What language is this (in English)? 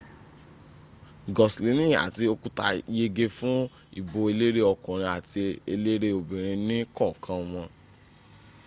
Yoruba